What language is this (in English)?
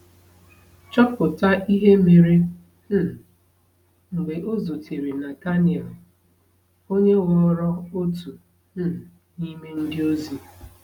Igbo